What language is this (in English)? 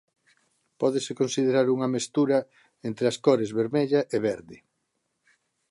Galician